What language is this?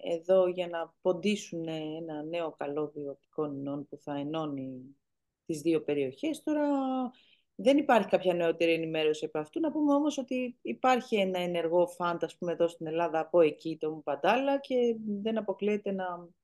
Greek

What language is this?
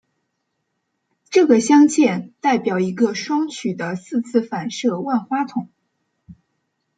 Chinese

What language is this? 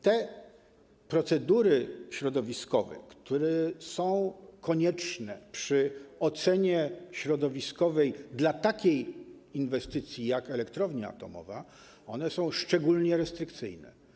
Polish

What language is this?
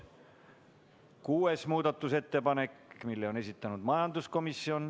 Estonian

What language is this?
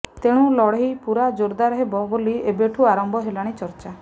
Odia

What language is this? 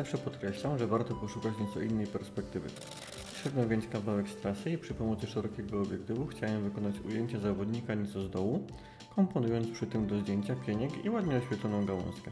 Polish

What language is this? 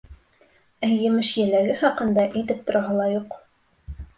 Bashkir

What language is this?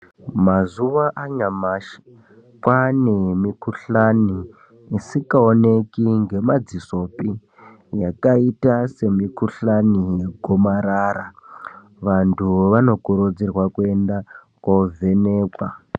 Ndau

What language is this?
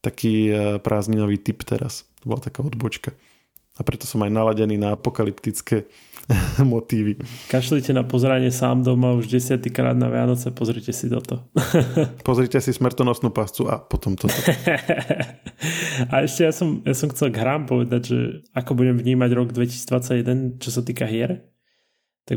Slovak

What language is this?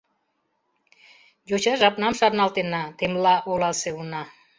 Mari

